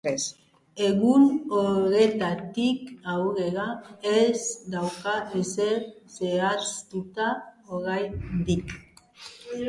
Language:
Basque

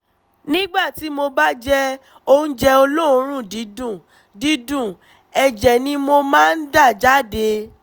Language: Yoruba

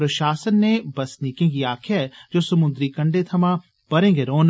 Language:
Dogri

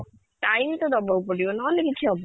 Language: Odia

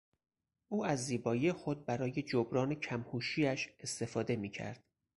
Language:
Persian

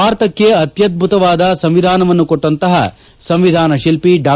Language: Kannada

